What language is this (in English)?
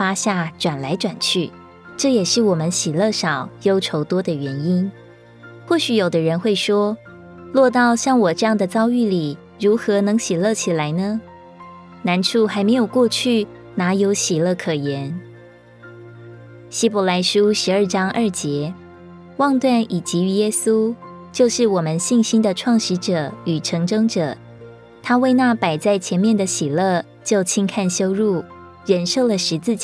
Chinese